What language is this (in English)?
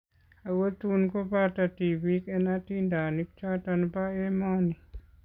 Kalenjin